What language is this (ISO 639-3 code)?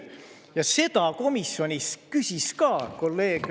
est